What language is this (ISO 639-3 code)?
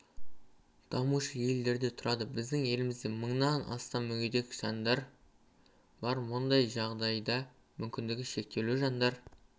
kaz